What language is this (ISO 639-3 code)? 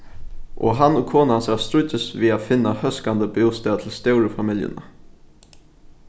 fao